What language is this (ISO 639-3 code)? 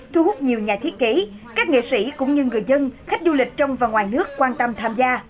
vie